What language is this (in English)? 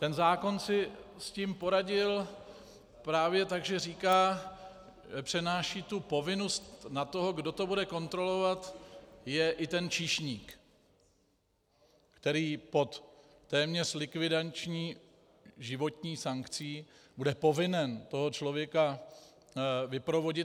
Czech